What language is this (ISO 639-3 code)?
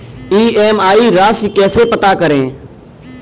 hin